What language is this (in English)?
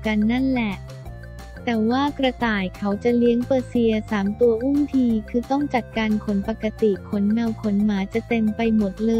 Thai